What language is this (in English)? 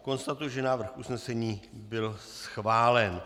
Czech